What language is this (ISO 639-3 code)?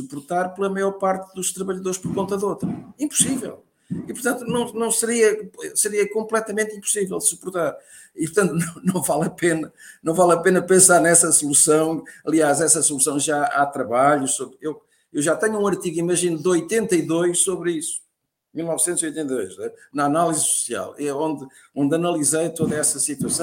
por